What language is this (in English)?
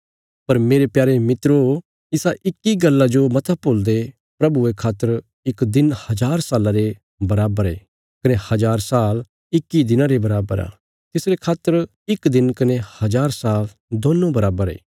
Bilaspuri